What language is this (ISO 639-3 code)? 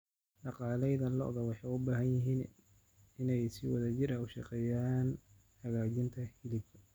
som